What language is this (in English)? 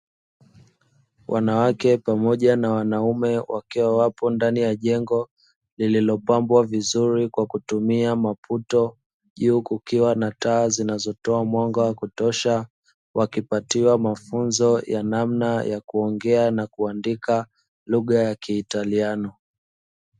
Swahili